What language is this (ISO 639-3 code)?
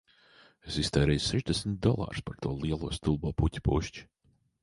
lav